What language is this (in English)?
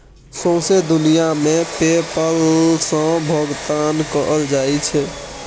Maithili